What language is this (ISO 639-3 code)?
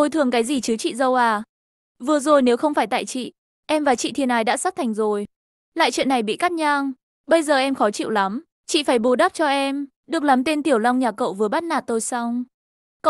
vie